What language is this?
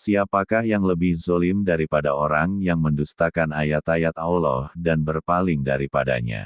Indonesian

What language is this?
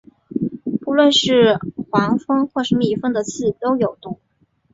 Chinese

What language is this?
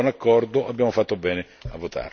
Italian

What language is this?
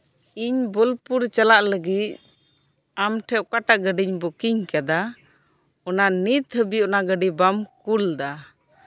Santali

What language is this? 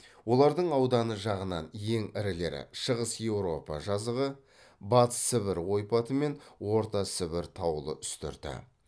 Kazakh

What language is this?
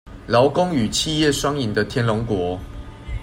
Chinese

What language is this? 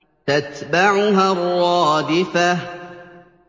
Arabic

